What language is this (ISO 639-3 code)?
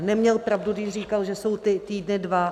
ces